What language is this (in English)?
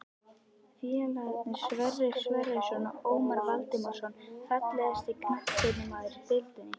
Icelandic